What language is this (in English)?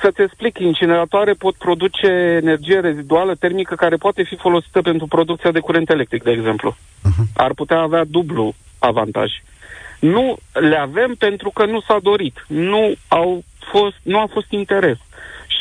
Romanian